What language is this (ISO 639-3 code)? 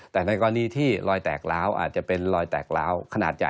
tha